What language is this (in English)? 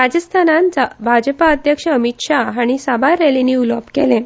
Konkani